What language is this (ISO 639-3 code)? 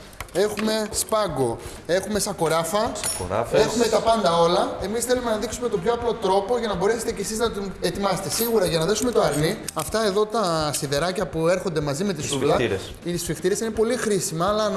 ell